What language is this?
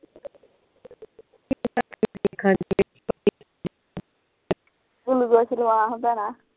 Punjabi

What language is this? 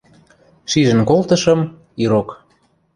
Western Mari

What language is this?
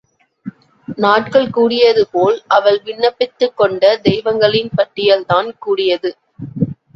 Tamil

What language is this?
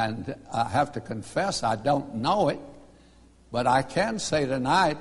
English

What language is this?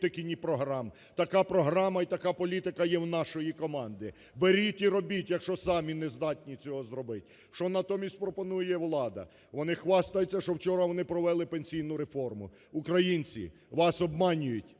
Ukrainian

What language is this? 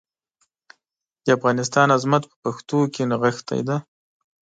Pashto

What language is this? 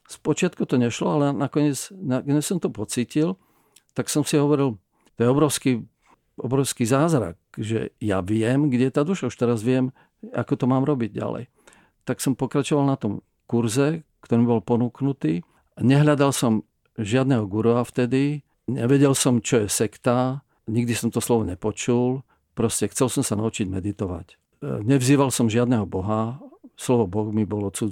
Czech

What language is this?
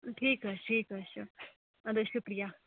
Kashmiri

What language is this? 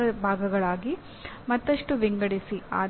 Kannada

